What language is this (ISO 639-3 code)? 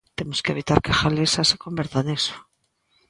glg